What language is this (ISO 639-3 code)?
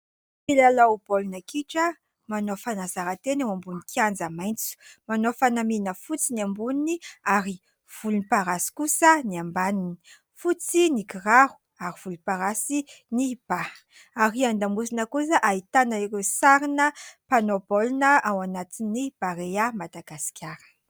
mlg